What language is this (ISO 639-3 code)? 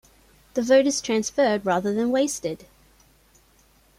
eng